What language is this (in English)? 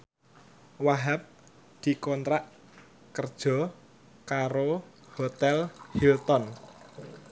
Javanese